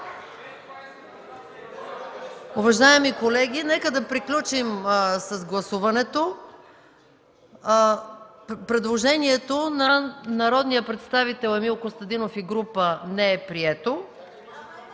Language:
Bulgarian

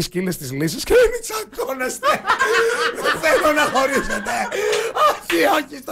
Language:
Greek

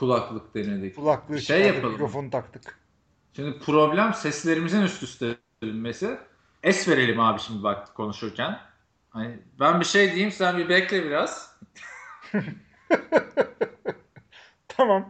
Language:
Turkish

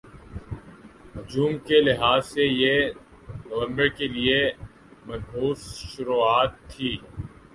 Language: Urdu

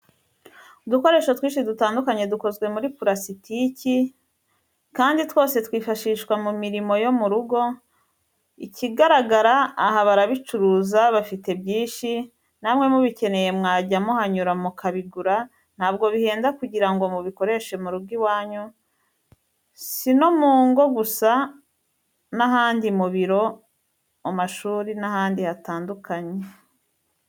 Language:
Kinyarwanda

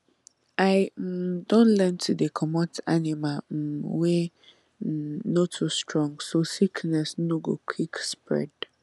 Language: Nigerian Pidgin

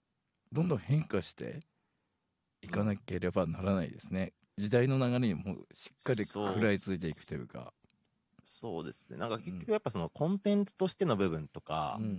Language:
Japanese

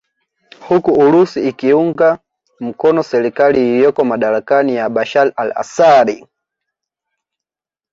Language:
Swahili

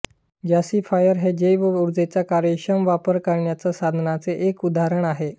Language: Marathi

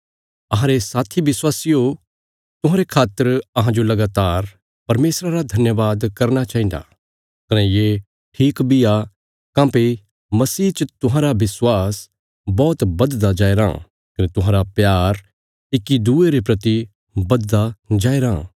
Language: Bilaspuri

